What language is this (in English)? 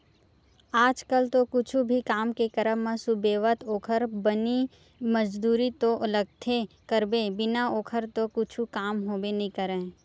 Chhattisgarhi